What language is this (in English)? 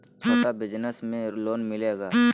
Magahi